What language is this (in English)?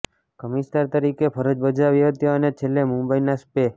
Gujarati